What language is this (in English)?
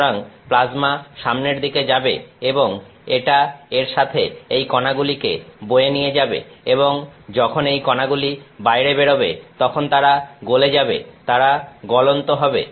Bangla